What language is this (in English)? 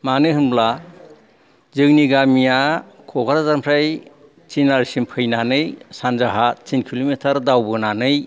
Bodo